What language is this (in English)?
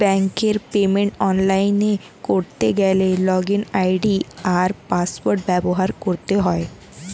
Bangla